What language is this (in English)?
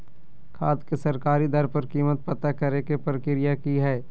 Magahi